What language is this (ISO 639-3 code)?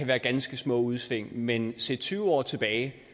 dan